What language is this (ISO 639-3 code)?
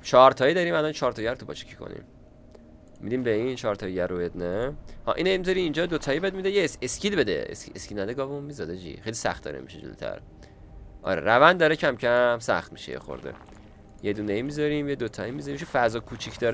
fas